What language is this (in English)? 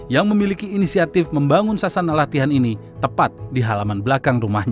Indonesian